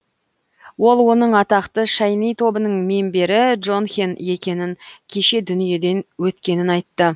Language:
Kazakh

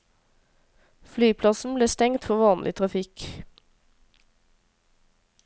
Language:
Norwegian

